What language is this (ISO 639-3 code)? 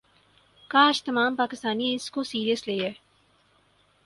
urd